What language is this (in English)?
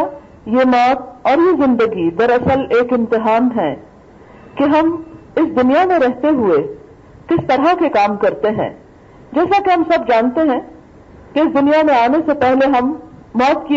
Urdu